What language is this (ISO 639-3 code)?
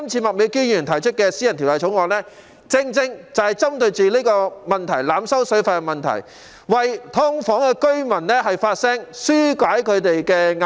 yue